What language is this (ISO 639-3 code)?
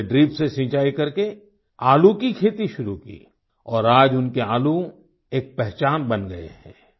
hin